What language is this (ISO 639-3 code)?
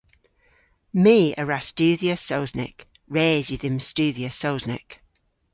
cor